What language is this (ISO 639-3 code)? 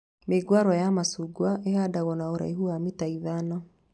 kik